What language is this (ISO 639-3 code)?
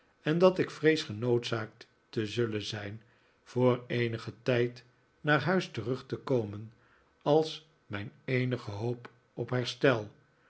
nld